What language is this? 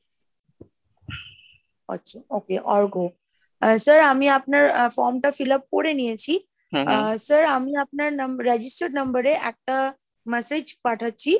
Bangla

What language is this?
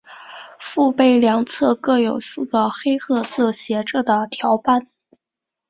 Chinese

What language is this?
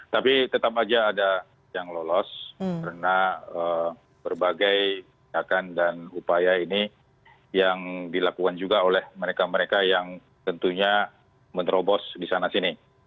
Indonesian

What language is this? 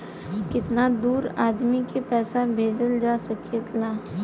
Bhojpuri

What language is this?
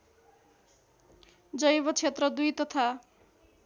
Nepali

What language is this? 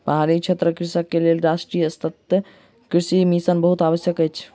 Maithili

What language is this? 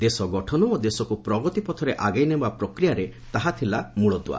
Odia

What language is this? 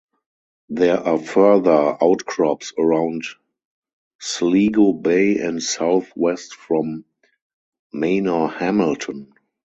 English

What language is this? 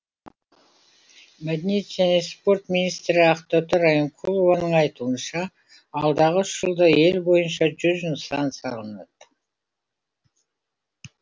Kazakh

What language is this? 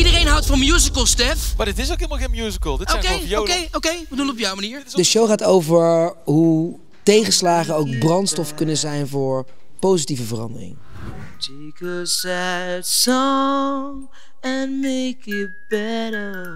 Dutch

